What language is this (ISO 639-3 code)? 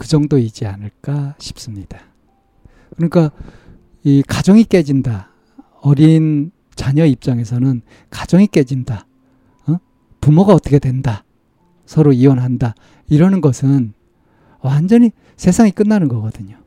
kor